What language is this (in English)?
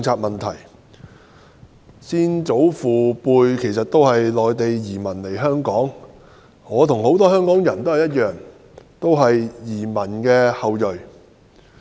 Cantonese